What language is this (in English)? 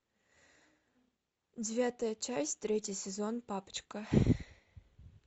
Russian